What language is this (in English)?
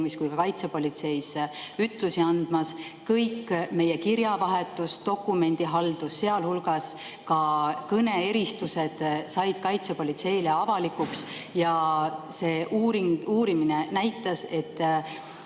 Estonian